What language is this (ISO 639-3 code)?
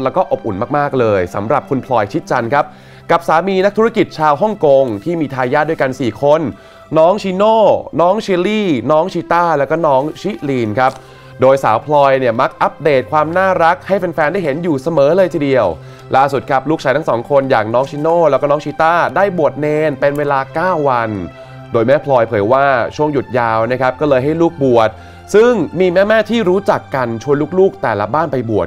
tha